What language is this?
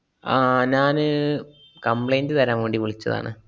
Malayalam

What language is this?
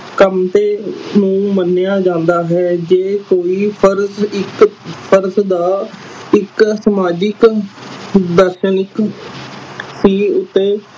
Punjabi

